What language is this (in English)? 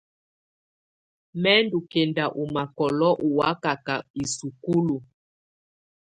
Tunen